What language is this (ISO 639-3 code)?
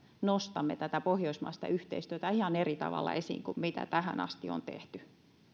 fin